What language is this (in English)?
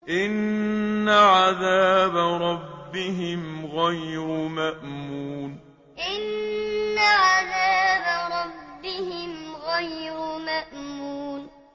Arabic